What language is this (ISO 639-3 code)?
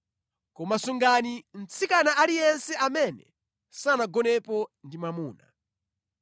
nya